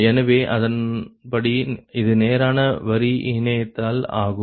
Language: Tamil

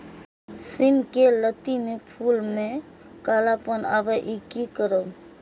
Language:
Maithili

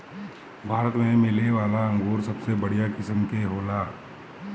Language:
Bhojpuri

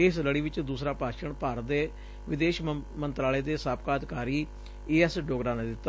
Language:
Punjabi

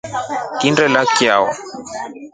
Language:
Rombo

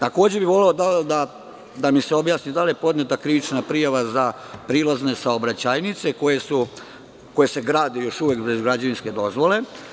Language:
Serbian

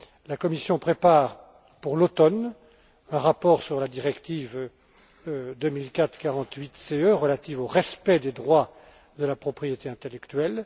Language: French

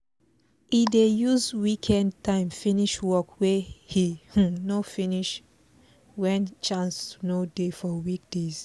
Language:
Nigerian Pidgin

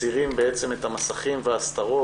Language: Hebrew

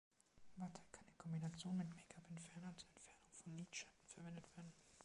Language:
German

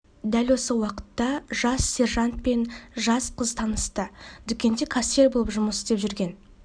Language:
Kazakh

